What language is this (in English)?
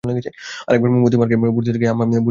Bangla